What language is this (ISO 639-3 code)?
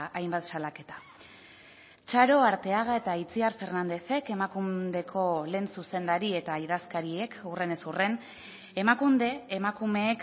eus